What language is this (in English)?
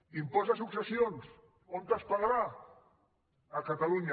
Catalan